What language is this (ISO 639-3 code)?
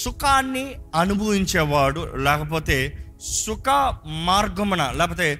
tel